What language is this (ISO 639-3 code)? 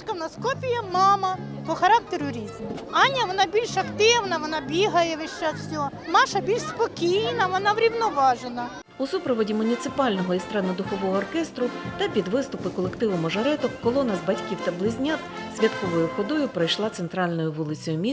ukr